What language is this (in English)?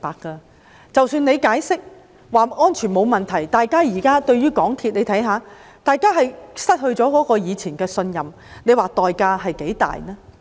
Cantonese